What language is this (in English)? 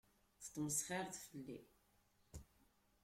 Kabyle